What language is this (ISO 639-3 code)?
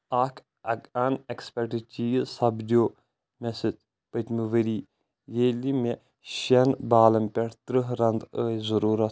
kas